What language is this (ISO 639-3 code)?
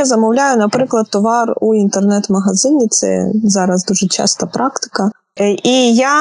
ukr